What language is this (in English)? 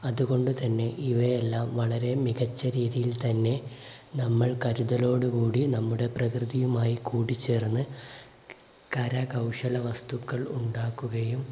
Malayalam